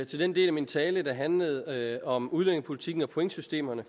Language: Danish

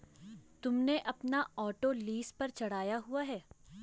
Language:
Hindi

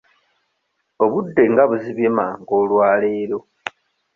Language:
Ganda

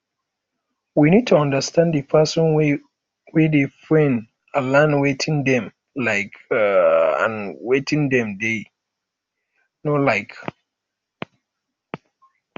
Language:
Nigerian Pidgin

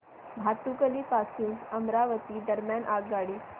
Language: Marathi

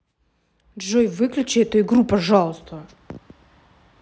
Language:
Russian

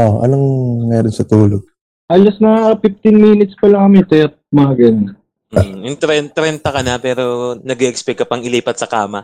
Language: Filipino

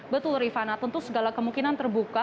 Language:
Indonesian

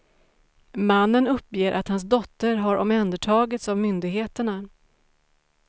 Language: Swedish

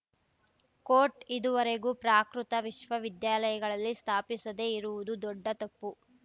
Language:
Kannada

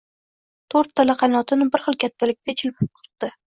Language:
Uzbek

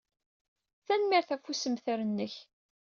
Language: Kabyle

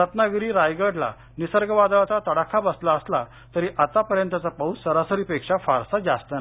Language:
Marathi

